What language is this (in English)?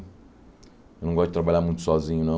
Portuguese